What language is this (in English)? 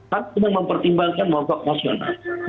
Indonesian